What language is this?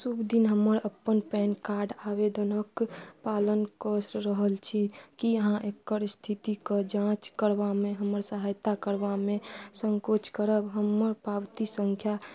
Maithili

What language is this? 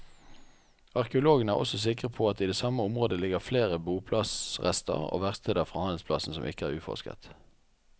Norwegian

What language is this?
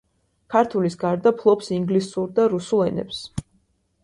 Georgian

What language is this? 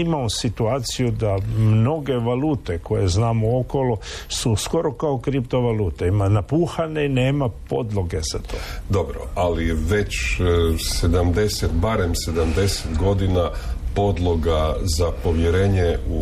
Croatian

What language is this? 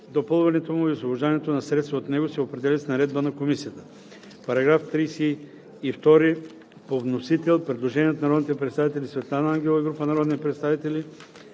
Bulgarian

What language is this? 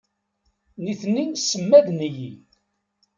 Kabyle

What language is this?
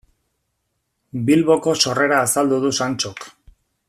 Basque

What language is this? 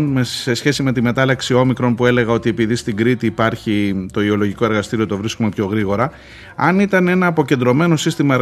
Greek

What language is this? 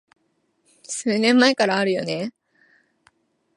Japanese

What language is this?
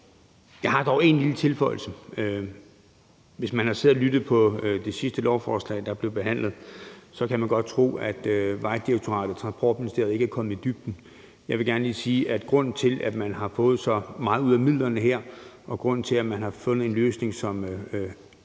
Danish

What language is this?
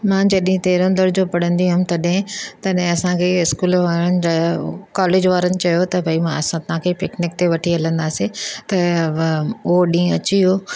Sindhi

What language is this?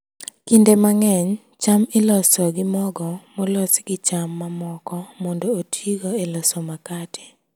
Luo (Kenya and Tanzania)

